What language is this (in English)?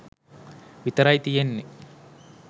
Sinhala